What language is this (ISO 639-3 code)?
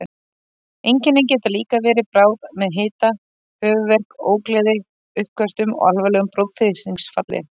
isl